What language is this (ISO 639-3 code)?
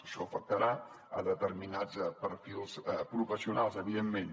cat